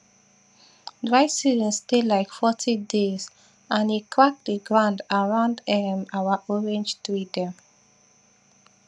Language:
Nigerian Pidgin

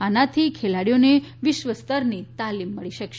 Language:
Gujarati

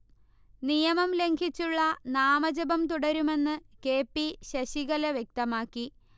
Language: Malayalam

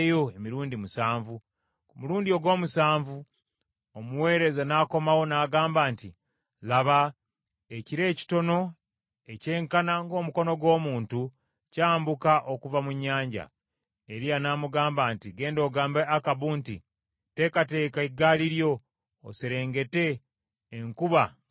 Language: Ganda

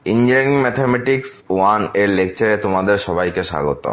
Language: Bangla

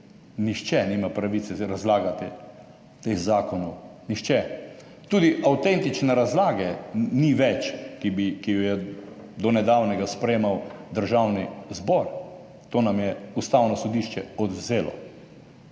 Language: Slovenian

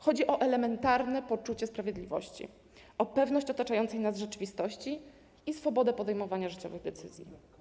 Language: Polish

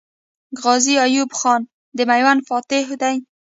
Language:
Pashto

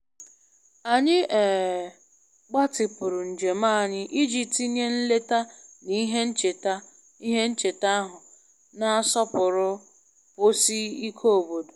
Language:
Igbo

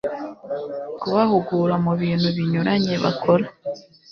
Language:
Kinyarwanda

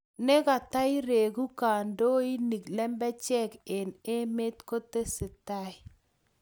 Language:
Kalenjin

